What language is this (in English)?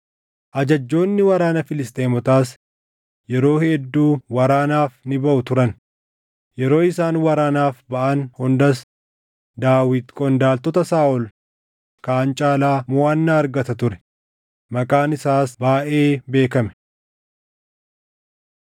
Oromo